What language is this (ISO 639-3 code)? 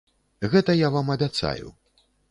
bel